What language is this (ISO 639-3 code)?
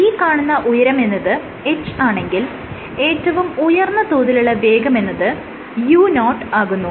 mal